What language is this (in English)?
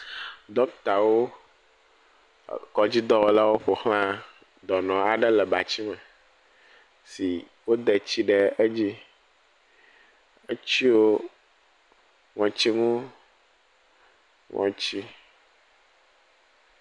Ewe